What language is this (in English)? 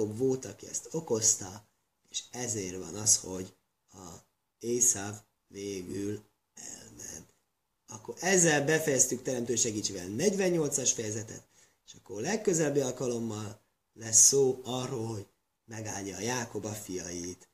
Hungarian